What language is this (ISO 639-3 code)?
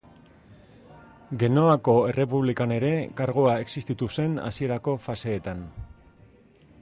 eus